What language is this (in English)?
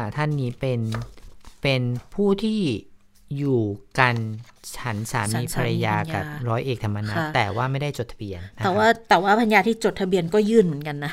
Thai